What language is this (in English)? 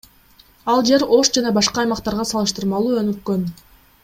Kyrgyz